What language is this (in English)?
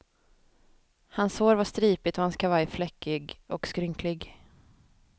Swedish